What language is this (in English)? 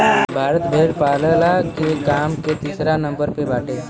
Bhojpuri